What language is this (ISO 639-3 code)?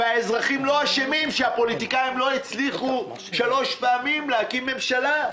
heb